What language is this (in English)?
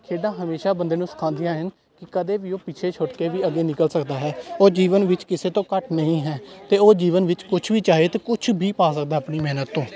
Punjabi